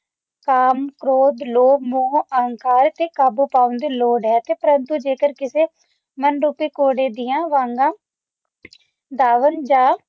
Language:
Punjabi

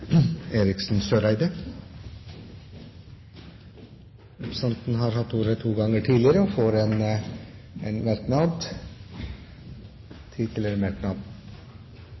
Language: Norwegian Nynorsk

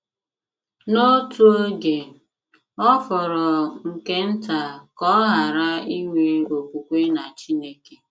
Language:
Igbo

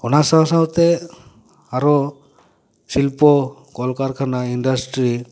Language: Santali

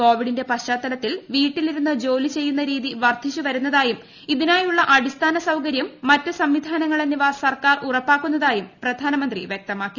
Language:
Malayalam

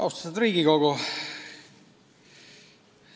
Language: Estonian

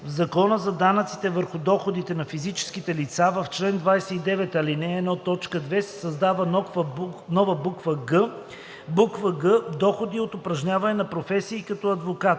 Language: Bulgarian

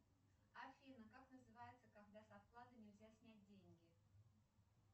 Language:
Russian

